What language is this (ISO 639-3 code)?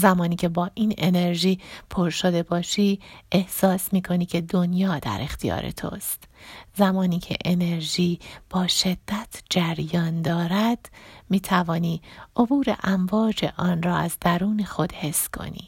fas